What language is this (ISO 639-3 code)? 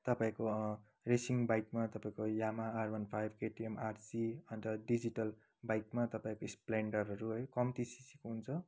nep